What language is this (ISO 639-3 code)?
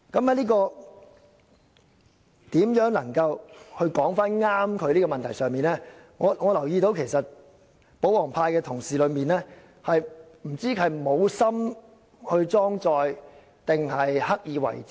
yue